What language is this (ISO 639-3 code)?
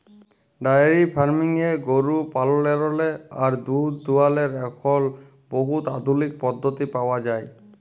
ben